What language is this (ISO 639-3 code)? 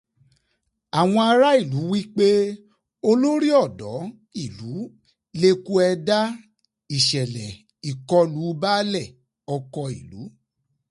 yor